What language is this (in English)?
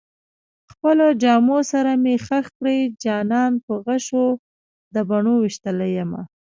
Pashto